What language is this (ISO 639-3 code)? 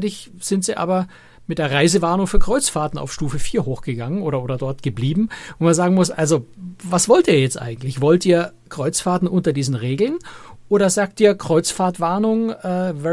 deu